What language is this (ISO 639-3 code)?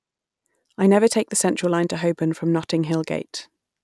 eng